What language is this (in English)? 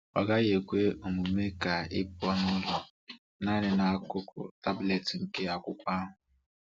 Igbo